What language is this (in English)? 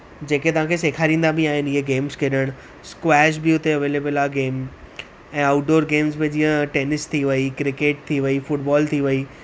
Sindhi